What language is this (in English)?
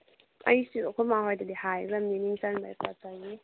Manipuri